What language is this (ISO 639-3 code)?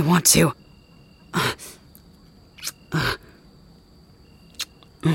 eng